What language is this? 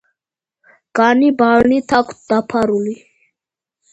Georgian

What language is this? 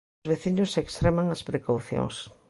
Galician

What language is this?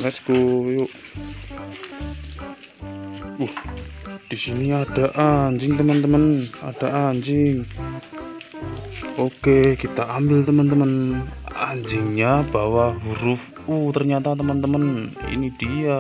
Indonesian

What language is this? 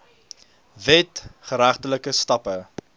Afrikaans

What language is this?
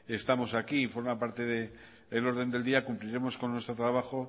Spanish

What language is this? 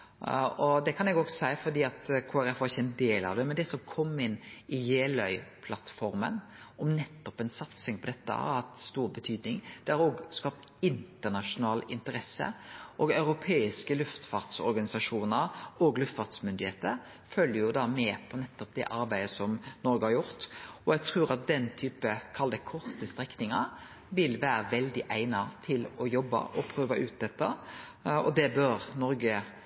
Norwegian Nynorsk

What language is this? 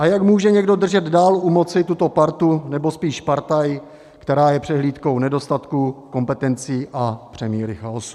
Czech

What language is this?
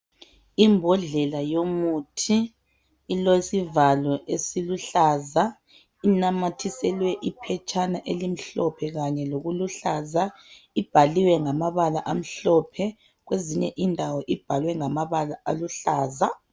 North Ndebele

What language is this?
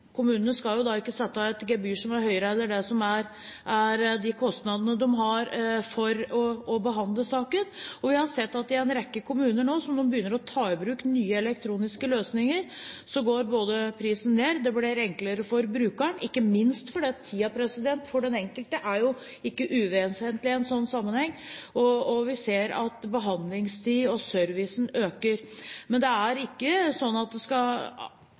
Norwegian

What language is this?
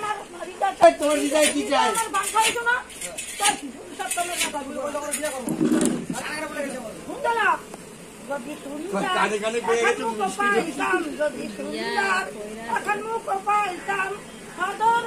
Arabic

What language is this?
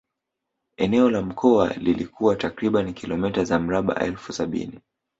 Swahili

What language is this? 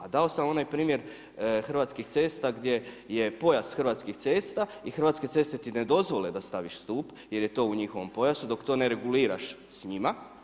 Croatian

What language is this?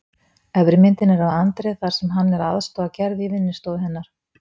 Icelandic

